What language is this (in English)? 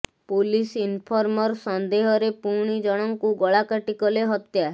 Odia